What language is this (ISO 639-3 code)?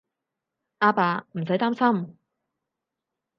yue